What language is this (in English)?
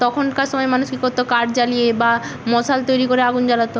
Bangla